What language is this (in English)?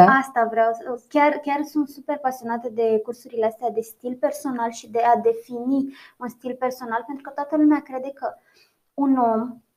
Romanian